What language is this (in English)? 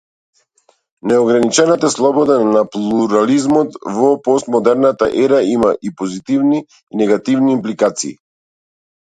Macedonian